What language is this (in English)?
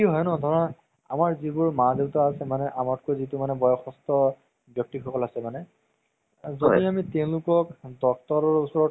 Assamese